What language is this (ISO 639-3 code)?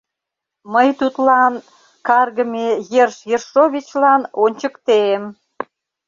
chm